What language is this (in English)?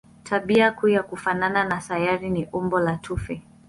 Swahili